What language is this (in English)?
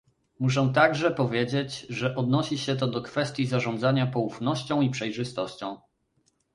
Polish